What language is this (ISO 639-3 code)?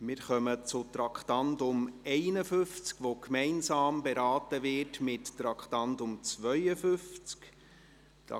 gsw